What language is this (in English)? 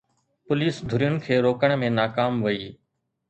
Sindhi